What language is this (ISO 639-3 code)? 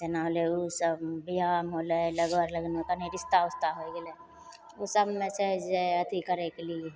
mai